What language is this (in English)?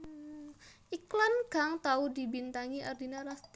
Javanese